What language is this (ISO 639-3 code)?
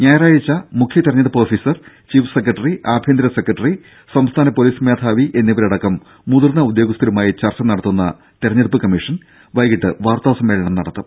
mal